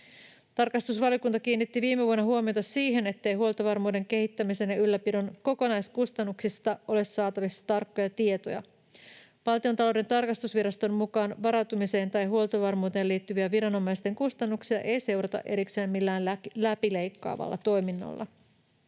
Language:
Finnish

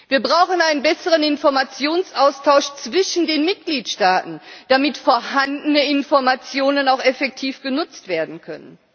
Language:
German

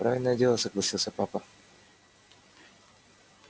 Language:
Russian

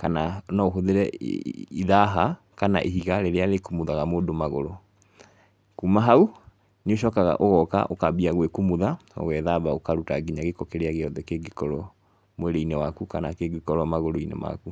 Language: Kikuyu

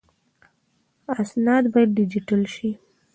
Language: Pashto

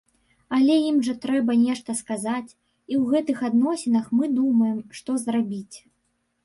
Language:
Belarusian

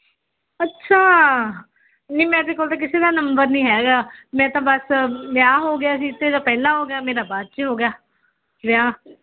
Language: Punjabi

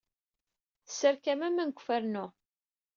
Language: Kabyle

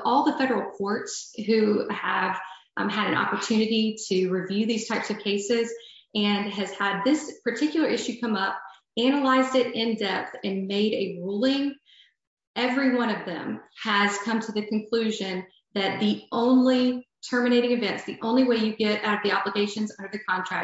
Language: English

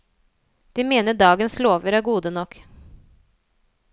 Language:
Norwegian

